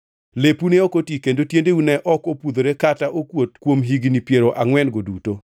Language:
Luo (Kenya and Tanzania)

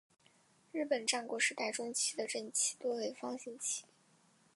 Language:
Chinese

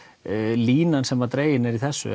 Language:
Icelandic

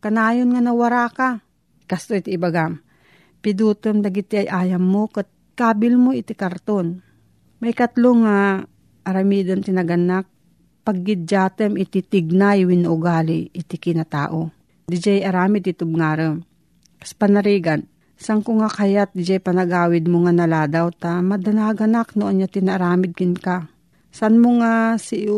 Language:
Filipino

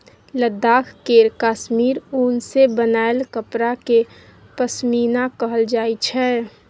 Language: Maithili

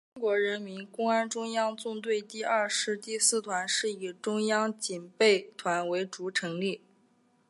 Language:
Chinese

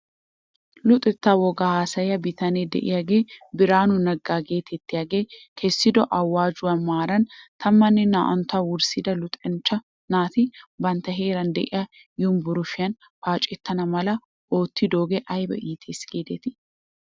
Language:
Wolaytta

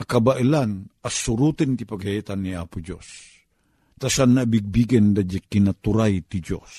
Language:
Filipino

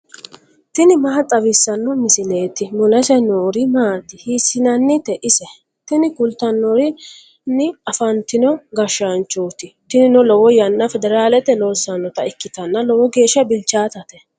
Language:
Sidamo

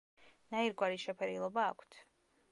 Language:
Georgian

